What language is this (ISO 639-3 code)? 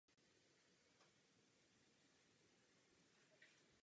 ces